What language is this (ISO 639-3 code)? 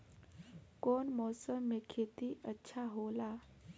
bho